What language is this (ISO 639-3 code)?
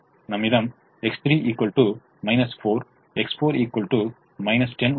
tam